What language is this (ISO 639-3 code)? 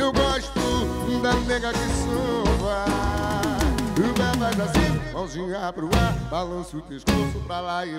ind